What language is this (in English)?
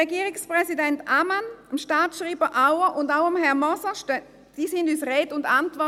Swiss German